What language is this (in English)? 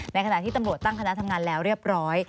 Thai